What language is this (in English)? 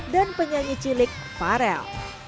Indonesian